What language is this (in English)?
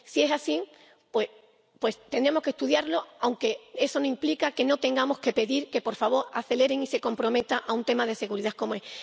Spanish